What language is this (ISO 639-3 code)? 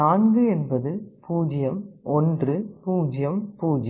tam